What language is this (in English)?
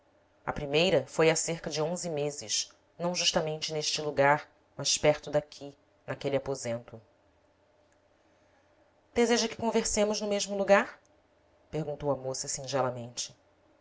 Portuguese